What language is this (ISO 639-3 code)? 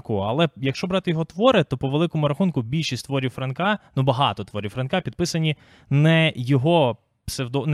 ukr